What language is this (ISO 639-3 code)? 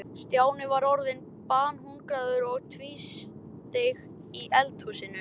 isl